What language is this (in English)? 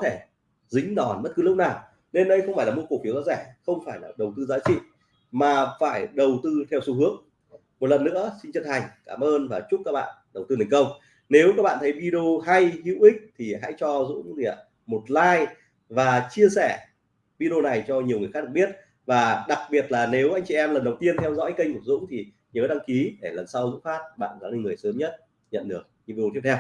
Vietnamese